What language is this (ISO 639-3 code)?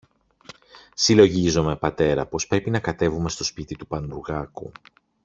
ell